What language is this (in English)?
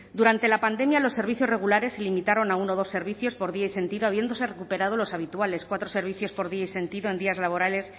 Spanish